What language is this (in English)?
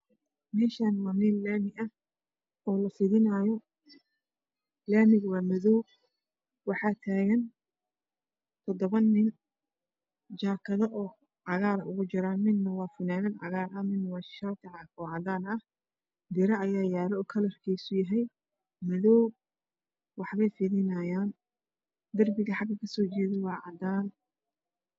Somali